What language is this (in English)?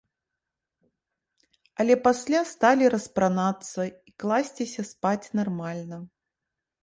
Belarusian